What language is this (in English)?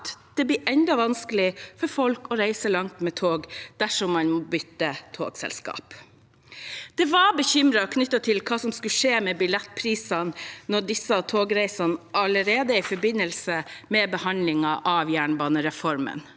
Norwegian